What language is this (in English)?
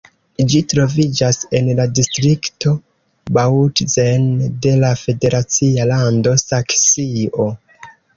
Esperanto